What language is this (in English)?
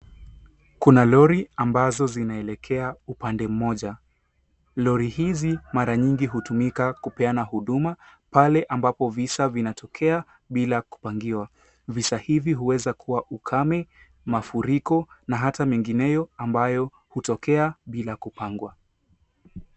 Swahili